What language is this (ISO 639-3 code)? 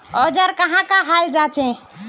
mag